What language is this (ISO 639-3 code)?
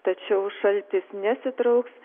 lit